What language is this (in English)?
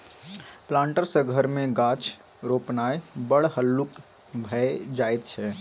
Maithili